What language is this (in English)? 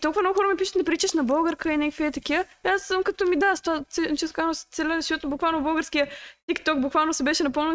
Bulgarian